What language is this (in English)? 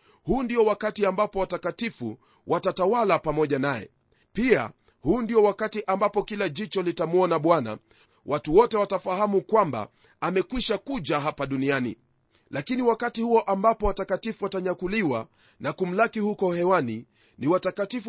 Swahili